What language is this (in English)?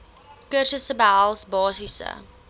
Afrikaans